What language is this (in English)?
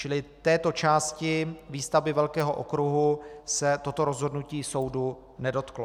Czech